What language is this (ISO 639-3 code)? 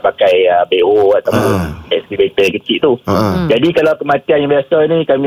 msa